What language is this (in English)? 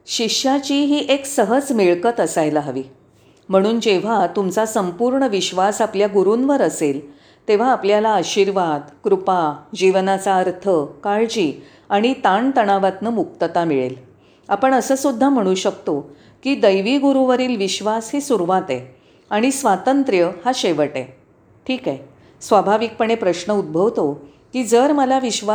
Marathi